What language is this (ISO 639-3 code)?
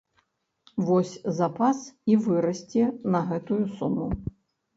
bel